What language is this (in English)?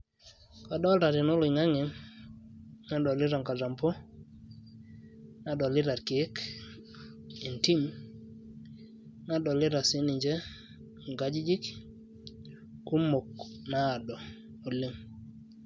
Masai